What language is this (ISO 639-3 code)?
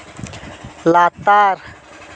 sat